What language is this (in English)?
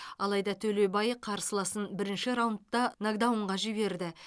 Kazakh